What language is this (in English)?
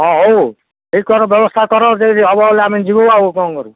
Odia